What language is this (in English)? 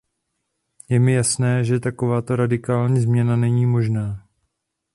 Czech